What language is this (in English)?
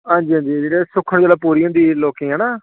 Dogri